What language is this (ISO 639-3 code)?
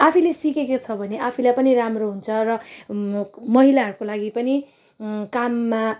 nep